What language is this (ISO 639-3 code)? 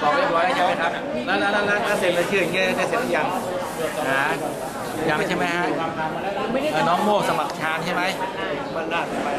tha